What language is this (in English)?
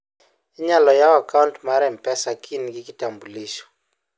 Luo (Kenya and Tanzania)